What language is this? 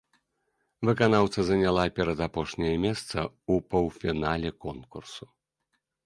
Belarusian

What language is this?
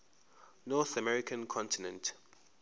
Zulu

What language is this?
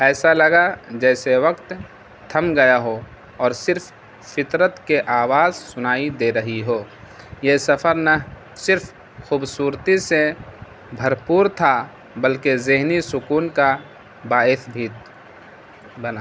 Urdu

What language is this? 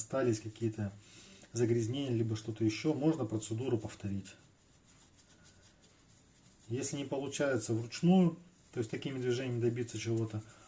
Russian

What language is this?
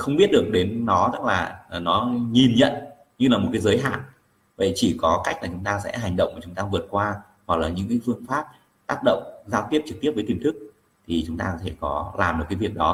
Vietnamese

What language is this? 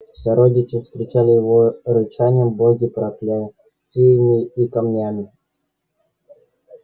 Russian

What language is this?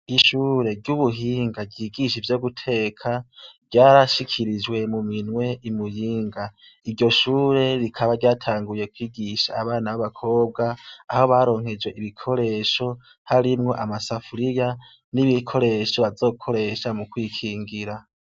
Rundi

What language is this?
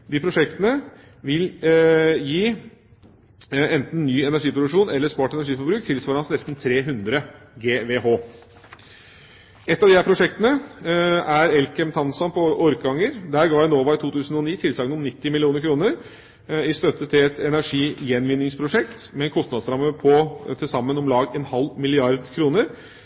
Norwegian Bokmål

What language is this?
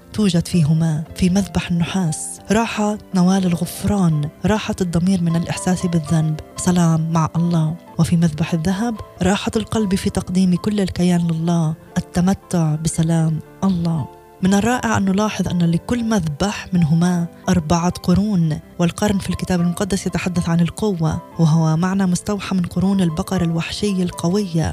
Arabic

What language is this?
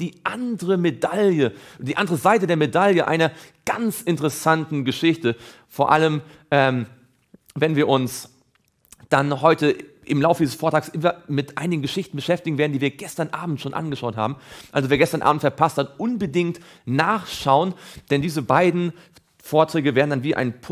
German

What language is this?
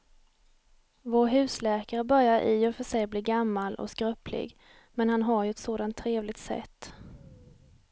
Swedish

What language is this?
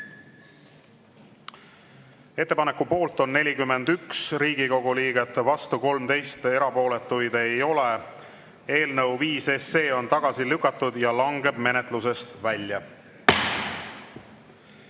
Estonian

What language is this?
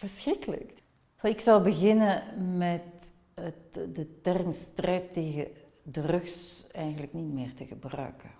Dutch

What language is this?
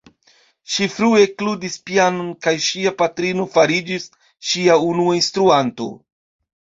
Esperanto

